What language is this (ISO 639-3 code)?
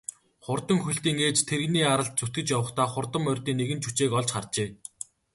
mon